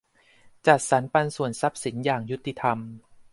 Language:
Thai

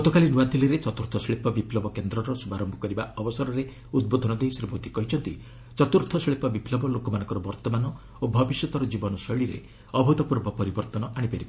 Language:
Odia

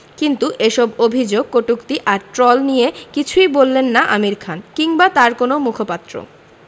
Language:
Bangla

